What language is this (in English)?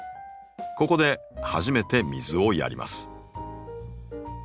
Japanese